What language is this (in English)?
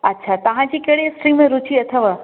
Sindhi